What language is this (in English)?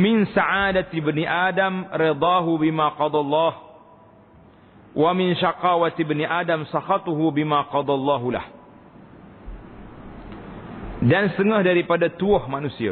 Malay